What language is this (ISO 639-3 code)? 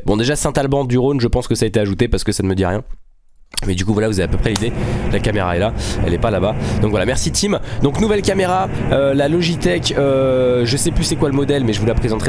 fra